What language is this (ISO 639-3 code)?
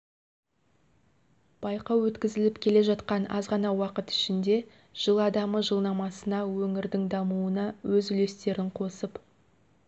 kaz